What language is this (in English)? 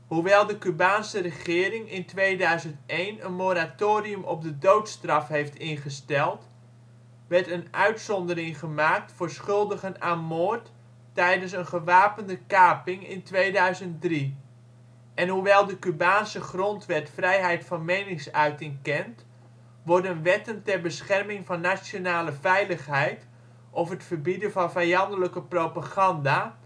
Dutch